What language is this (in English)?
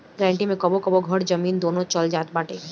Bhojpuri